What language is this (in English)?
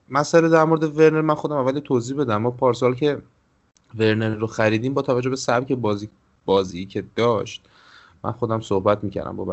Persian